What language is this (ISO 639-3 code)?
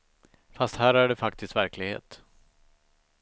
swe